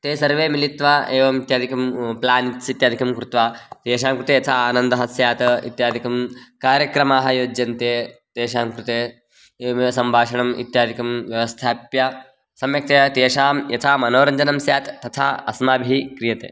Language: Sanskrit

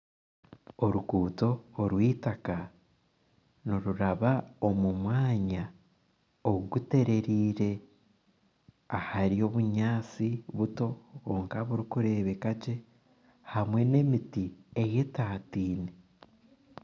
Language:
Nyankole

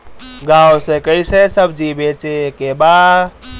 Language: Bhojpuri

